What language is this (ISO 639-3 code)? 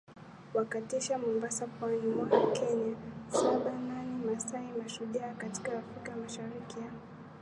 swa